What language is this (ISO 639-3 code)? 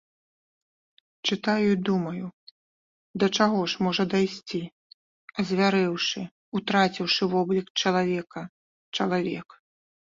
bel